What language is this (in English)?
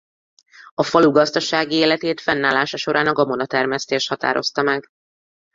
Hungarian